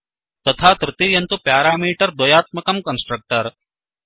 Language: Sanskrit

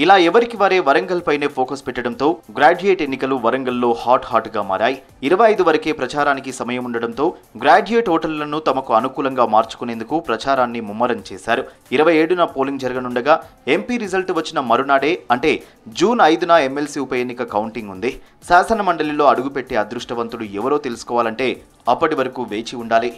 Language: Telugu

